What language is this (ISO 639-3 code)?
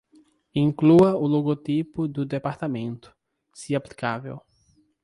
por